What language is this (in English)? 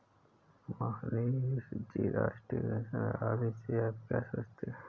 Hindi